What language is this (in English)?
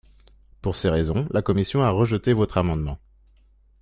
French